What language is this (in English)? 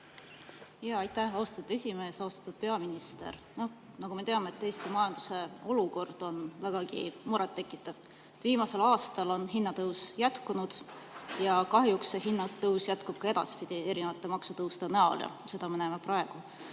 Estonian